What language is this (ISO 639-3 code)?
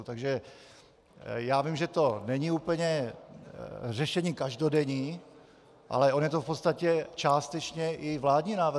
ces